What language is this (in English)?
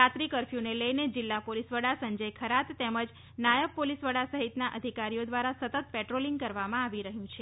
Gujarati